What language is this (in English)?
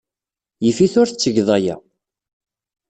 Kabyle